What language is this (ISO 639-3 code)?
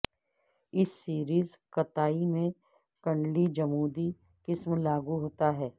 urd